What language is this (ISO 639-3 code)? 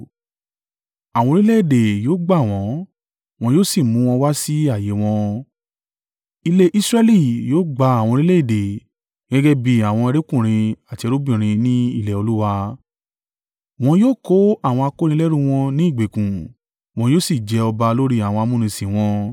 yor